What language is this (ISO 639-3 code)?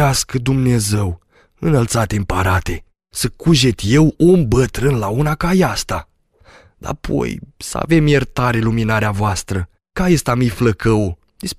ron